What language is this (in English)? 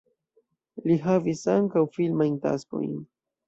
Esperanto